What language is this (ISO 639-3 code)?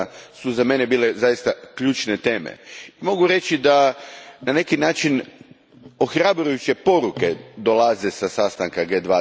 hrv